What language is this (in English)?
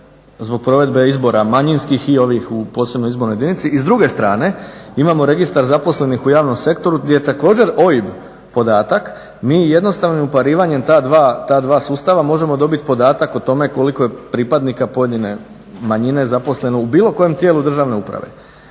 Croatian